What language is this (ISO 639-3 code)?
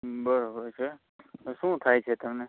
guj